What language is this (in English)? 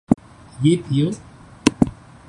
Urdu